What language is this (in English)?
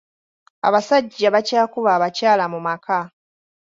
Ganda